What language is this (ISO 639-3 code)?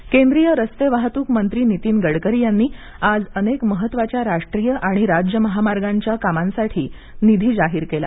mar